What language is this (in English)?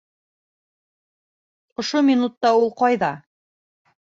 Bashkir